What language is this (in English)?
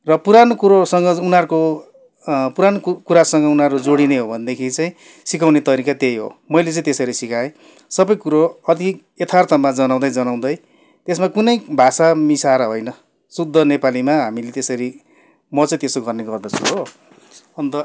Nepali